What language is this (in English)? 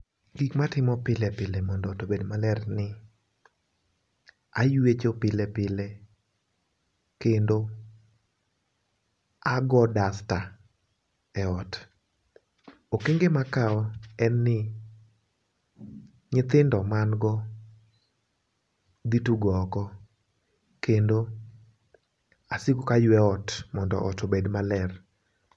Luo (Kenya and Tanzania)